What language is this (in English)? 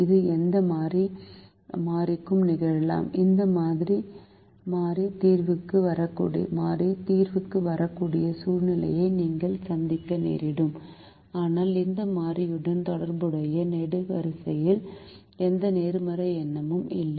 Tamil